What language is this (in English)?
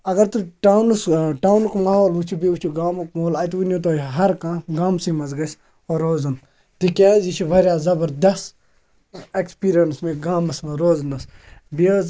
Kashmiri